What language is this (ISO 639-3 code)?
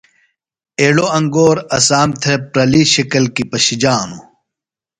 phl